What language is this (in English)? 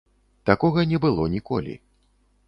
Belarusian